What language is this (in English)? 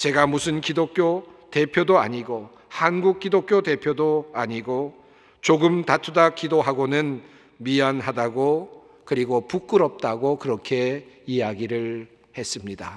Korean